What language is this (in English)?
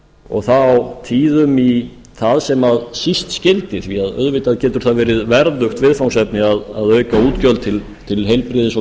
Icelandic